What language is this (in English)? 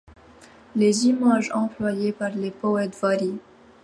French